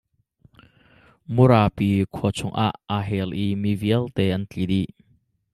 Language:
Hakha Chin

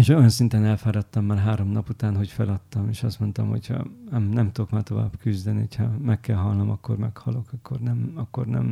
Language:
Hungarian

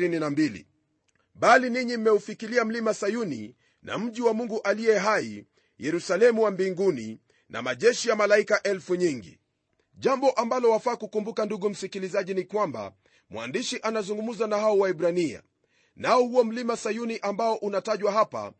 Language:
Swahili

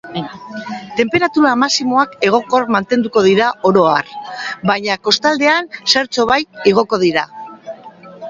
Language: Basque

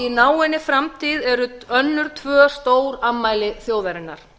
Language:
Icelandic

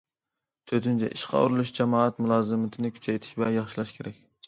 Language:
Uyghur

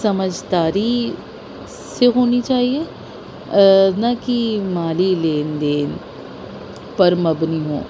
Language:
Urdu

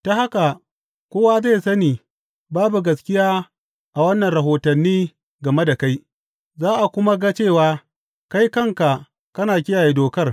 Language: Hausa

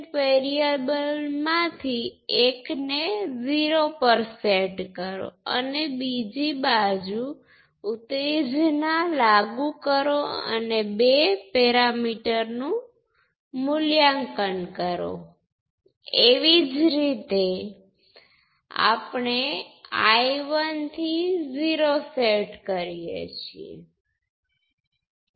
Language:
Gujarati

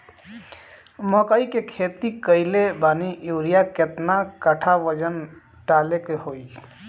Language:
Bhojpuri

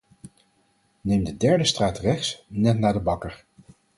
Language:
Dutch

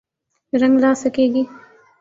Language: Urdu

